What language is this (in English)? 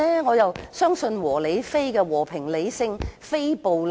Cantonese